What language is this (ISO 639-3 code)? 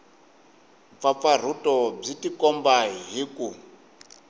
tso